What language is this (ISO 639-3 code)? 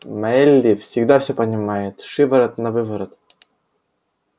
rus